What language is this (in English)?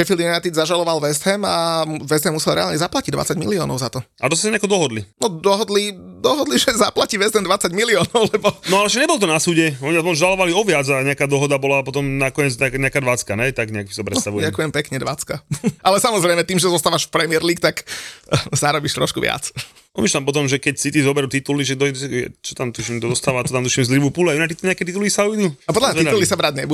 Slovak